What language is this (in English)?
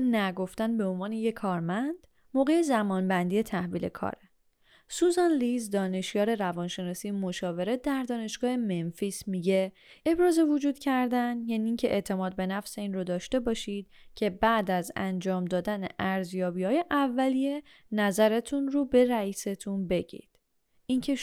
Persian